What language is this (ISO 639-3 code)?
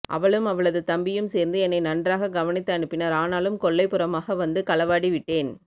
tam